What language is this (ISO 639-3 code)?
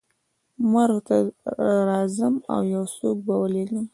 pus